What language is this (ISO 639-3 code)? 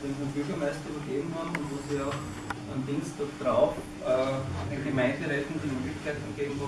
deu